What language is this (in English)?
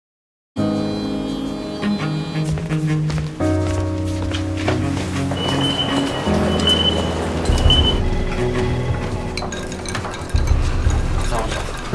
Japanese